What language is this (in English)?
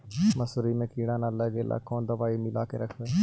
Magahi